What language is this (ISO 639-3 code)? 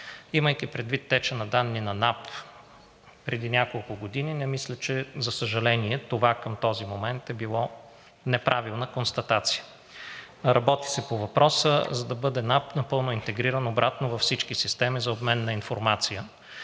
bul